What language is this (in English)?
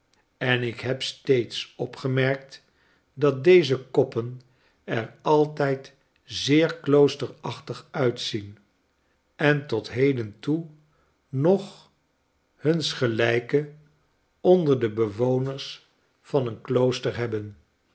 Dutch